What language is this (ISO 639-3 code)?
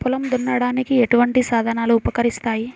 tel